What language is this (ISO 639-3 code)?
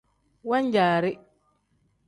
kdh